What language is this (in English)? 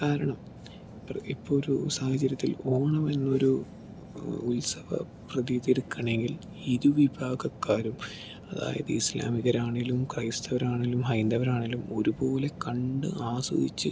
Malayalam